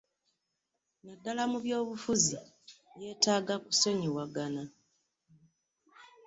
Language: Ganda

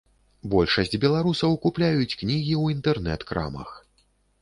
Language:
Belarusian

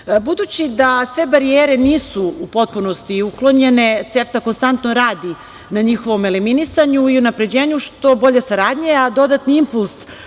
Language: Serbian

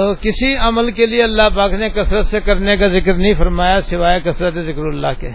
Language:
Urdu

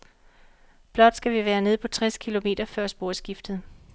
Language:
Danish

